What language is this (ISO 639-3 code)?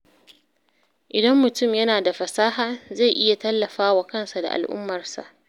hau